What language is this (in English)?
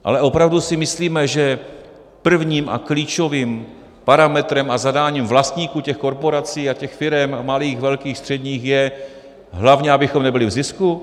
Czech